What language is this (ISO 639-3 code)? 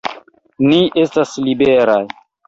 epo